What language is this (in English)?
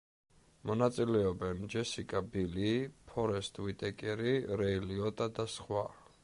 Georgian